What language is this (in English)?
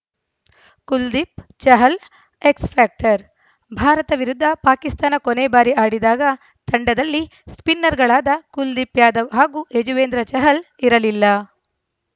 Kannada